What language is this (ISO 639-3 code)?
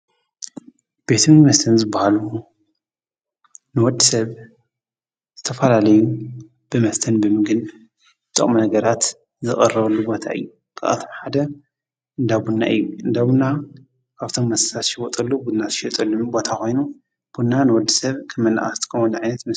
tir